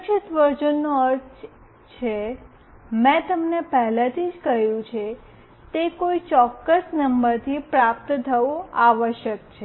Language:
Gujarati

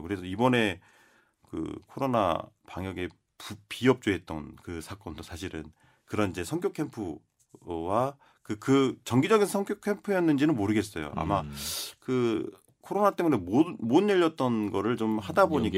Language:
Korean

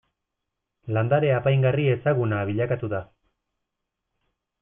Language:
Basque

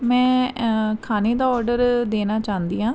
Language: Punjabi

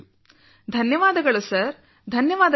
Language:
Kannada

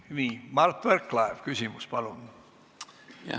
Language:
Estonian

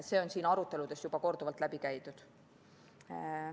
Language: Estonian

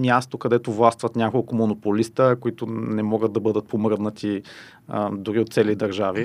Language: Bulgarian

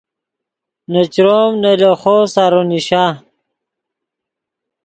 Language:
Yidgha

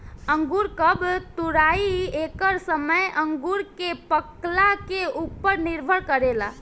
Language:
Bhojpuri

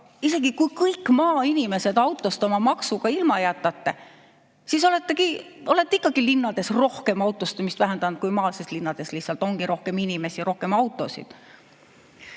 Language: Estonian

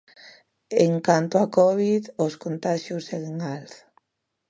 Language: Galician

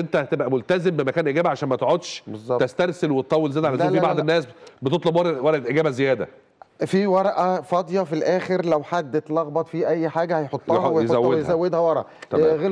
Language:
Arabic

